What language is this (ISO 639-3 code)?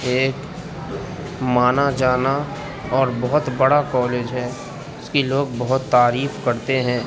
urd